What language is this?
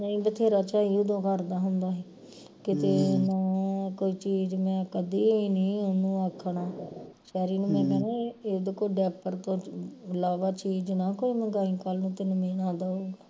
Punjabi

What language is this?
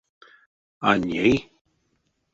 Erzya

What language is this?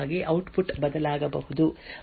Kannada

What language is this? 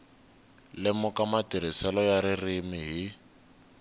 Tsonga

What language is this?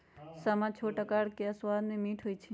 Magahi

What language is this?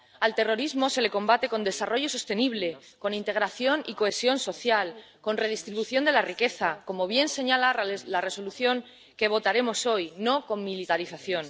Spanish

